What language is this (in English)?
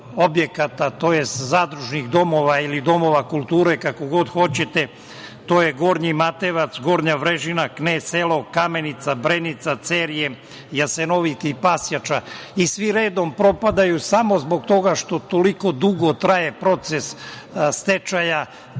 Serbian